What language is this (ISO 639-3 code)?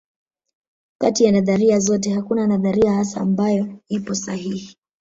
swa